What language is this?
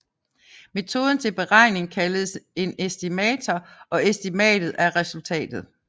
Danish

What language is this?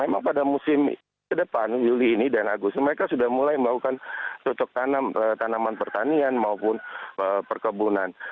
Indonesian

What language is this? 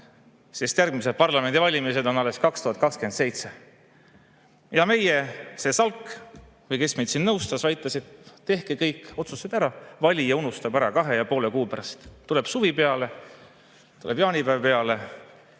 Estonian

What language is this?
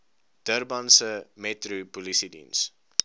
Afrikaans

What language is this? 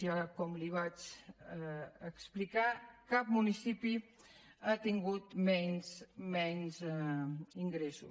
Catalan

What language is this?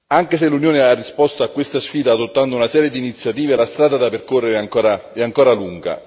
Italian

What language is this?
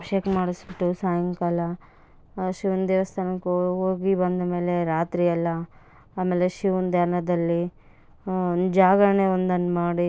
Kannada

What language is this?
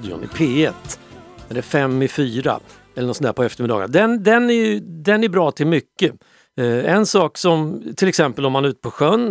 Swedish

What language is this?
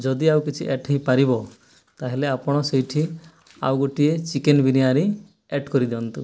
Odia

